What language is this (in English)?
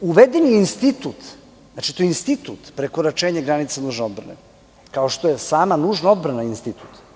Serbian